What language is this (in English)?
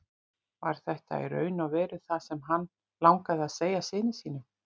Icelandic